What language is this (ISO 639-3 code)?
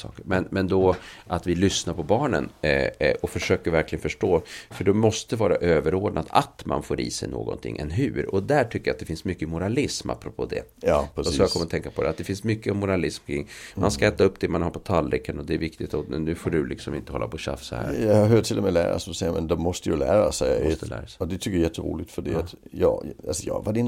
swe